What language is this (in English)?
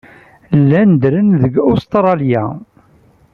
Kabyle